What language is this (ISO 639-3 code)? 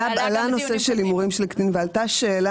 heb